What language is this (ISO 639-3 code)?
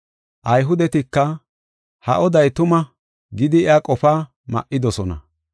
gof